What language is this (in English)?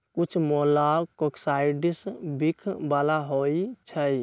Magahi